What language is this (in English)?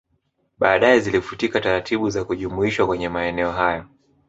Swahili